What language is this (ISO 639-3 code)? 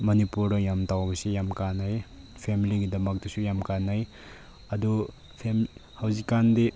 mni